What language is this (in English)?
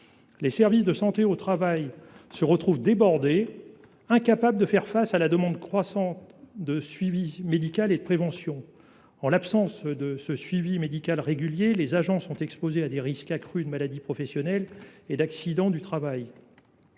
French